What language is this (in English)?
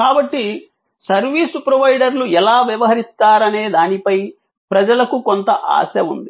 Telugu